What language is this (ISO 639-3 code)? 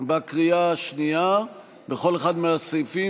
heb